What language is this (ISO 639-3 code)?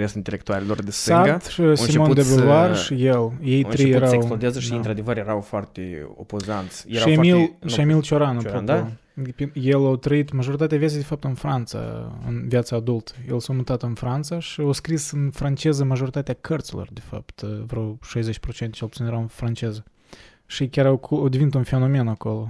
ron